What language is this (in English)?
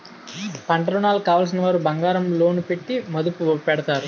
Telugu